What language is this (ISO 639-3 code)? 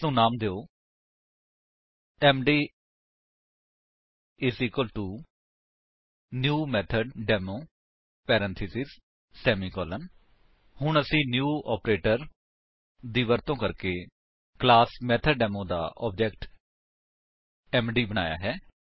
pan